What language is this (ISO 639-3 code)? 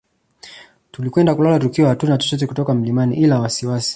swa